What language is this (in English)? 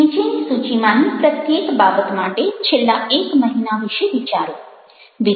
Gujarati